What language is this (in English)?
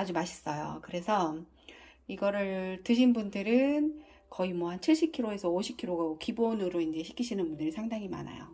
Korean